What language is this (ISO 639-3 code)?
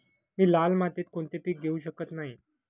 mar